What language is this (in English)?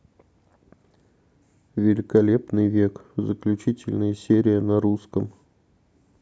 Russian